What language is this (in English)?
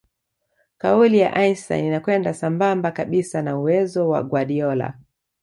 Swahili